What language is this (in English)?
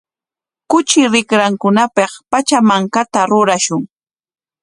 Corongo Ancash Quechua